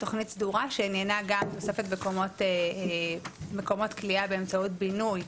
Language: Hebrew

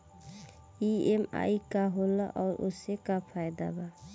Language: Bhojpuri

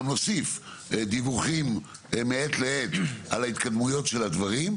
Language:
Hebrew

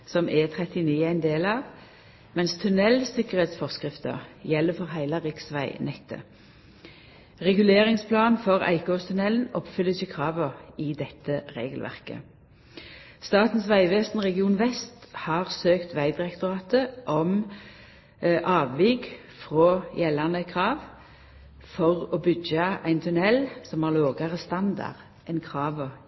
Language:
Norwegian Nynorsk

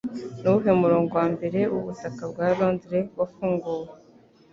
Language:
Kinyarwanda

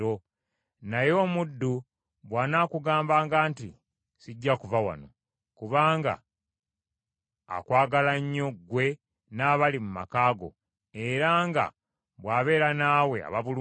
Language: Ganda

